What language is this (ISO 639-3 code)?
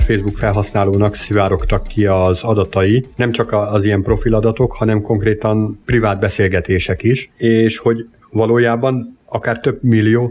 hun